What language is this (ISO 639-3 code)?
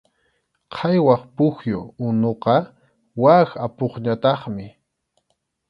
qxu